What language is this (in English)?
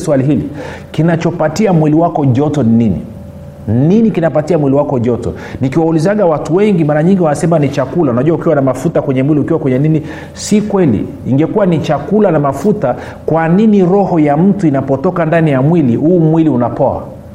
Swahili